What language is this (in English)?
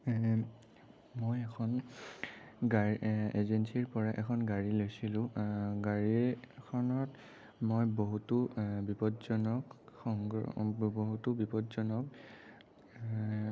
Assamese